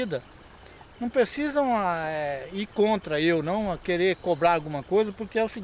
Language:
Portuguese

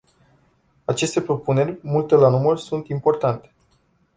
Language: Romanian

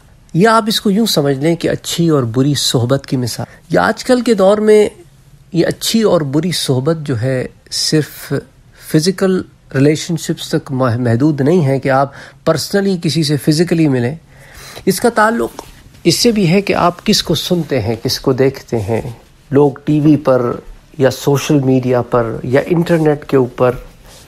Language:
Italian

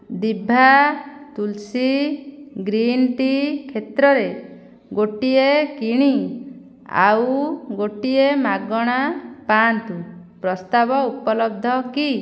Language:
Odia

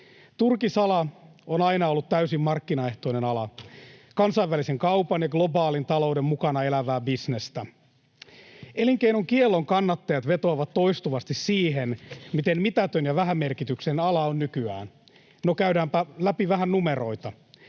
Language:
Finnish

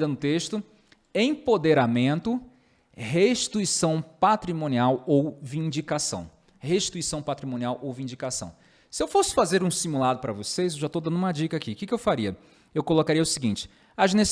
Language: Portuguese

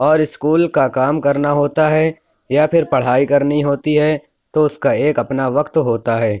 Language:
Urdu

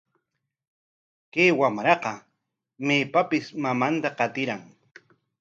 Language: Corongo Ancash Quechua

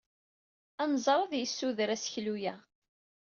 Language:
Kabyle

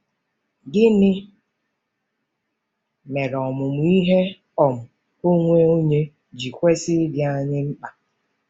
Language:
Igbo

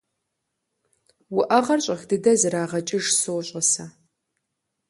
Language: Kabardian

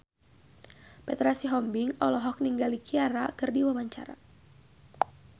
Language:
Sundanese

